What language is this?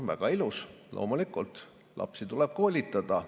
Estonian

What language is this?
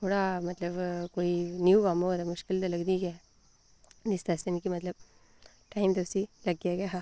Dogri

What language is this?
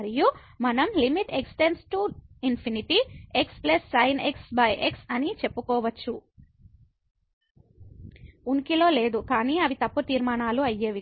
Telugu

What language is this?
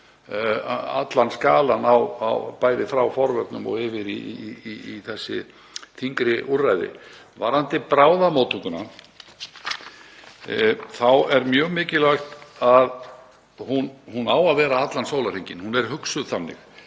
Icelandic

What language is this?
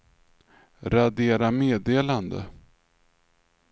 Swedish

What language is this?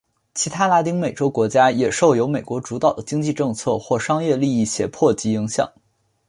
Chinese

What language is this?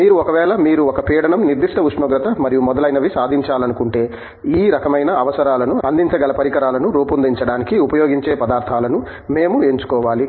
Telugu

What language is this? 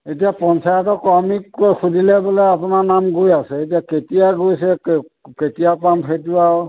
Assamese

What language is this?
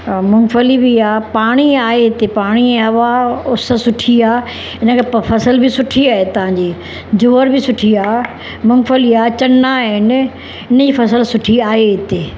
Sindhi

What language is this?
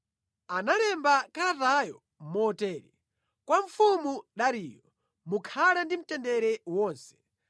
Nyanja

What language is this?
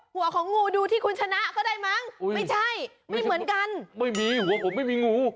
Thai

